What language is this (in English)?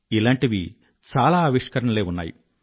Telugu